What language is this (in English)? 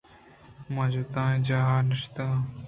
Eastern Balochi